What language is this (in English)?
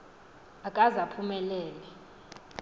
Xhosa